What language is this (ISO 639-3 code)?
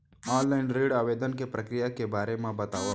hne